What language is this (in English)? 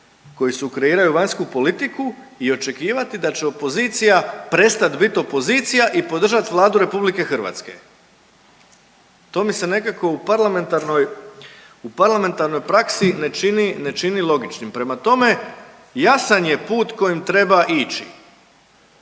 Croatian